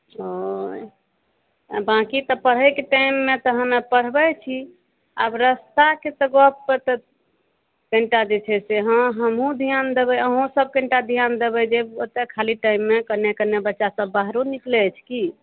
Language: Maithili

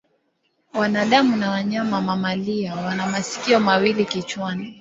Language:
Swahili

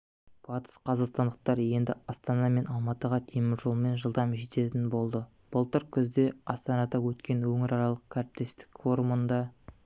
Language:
Kazakh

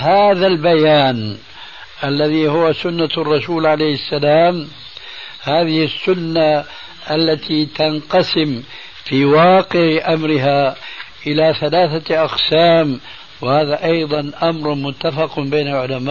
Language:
Arabic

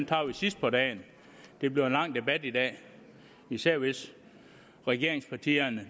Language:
Danish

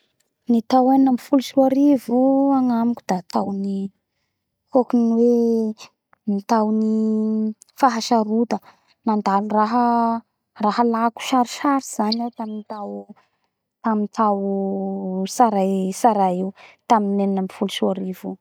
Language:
Bara Malagasy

